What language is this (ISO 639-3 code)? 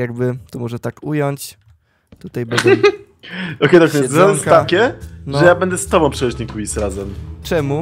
pol